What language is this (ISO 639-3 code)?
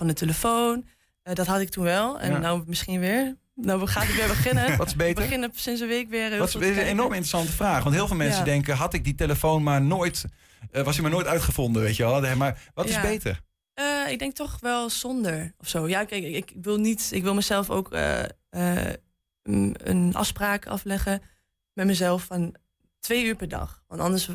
nld